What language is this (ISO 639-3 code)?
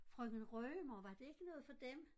dan